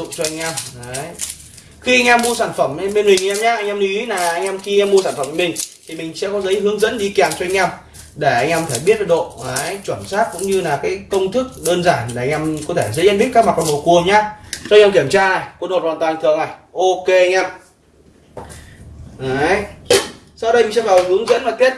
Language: Vietnamese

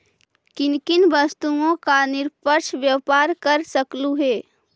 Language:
Magahi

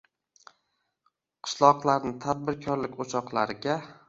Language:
Uzbek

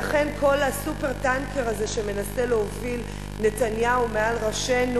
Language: Hebrew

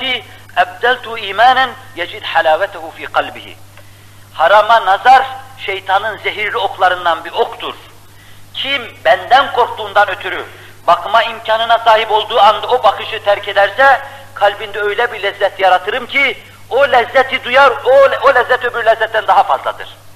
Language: Turkish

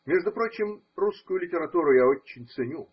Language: Russian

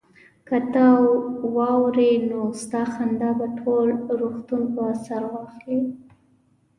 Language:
Pashto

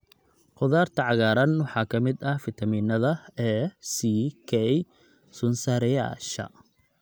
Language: Somali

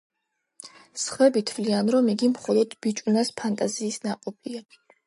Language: Georgian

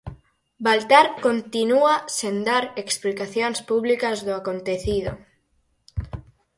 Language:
Galician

